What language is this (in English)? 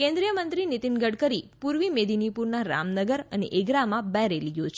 Gujarati